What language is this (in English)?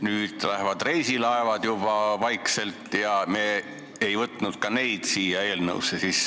Estonian